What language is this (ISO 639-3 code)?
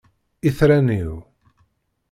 kab